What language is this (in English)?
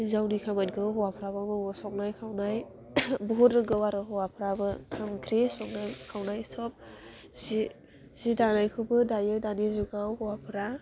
Bodo